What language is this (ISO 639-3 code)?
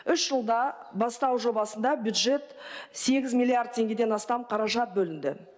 kaz